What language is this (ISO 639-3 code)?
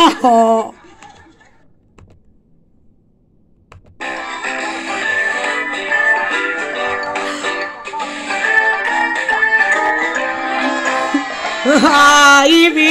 kor